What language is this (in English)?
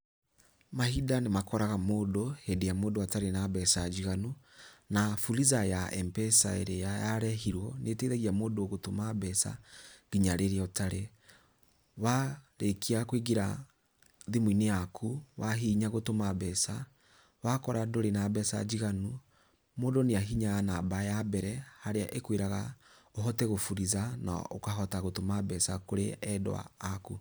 Kikuyu